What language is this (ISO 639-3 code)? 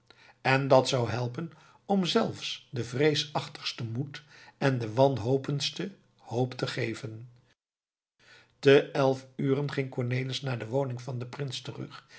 nld